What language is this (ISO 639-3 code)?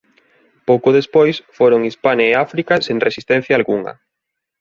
glg